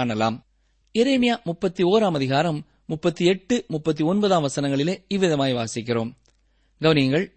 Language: Tamil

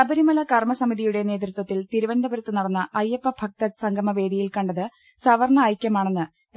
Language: Malayalam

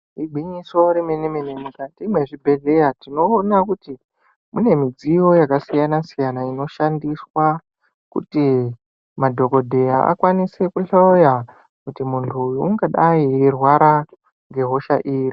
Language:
Ndau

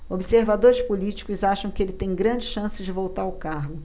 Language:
Portuguese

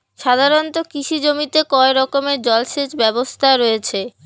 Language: Bangla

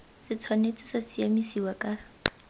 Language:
Tswana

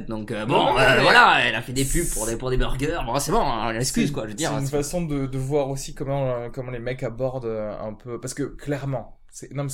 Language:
French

